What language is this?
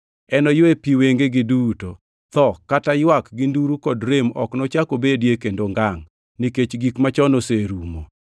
Luo (Kenya and Tanzania)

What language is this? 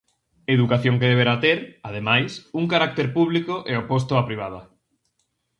Galician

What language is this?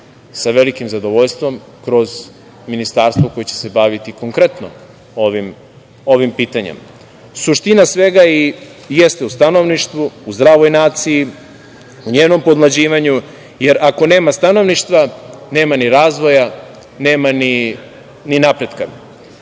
Serbian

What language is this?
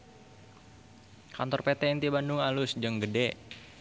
Sundanese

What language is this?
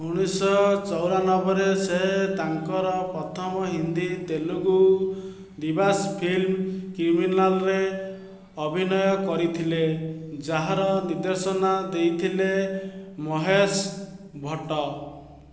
Odia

